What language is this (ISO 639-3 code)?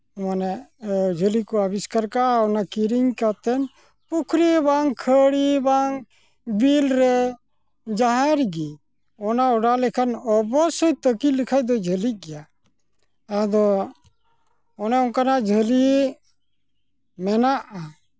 sat